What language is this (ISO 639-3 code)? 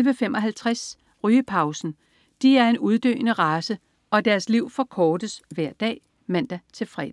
dan